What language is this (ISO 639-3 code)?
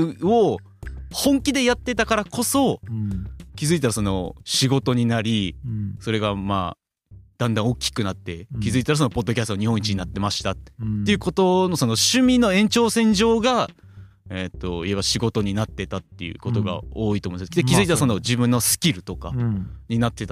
jpn